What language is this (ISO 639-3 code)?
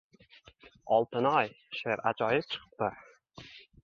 uzb